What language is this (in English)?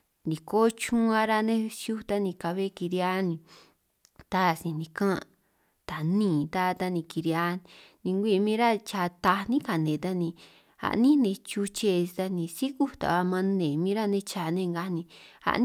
San Martín Itunyoso Triqui